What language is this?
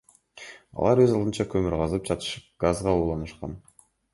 Kyrgyz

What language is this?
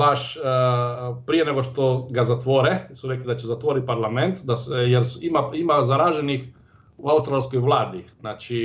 Croatian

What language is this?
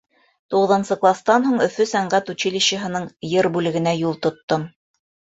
Bashkir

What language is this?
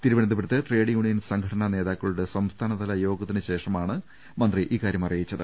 Malayalam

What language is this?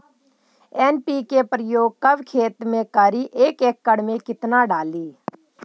Magahi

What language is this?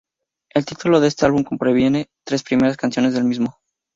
Spanish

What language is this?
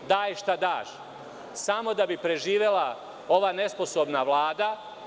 Serbian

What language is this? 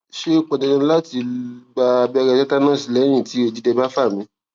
Yoruba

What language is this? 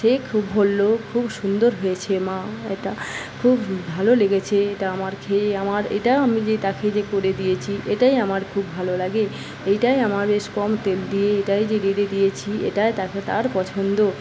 Bangla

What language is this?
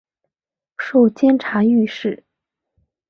Chinese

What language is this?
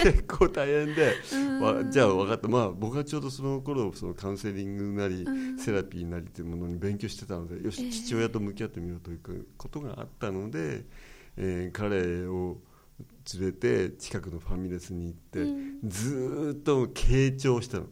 Japanese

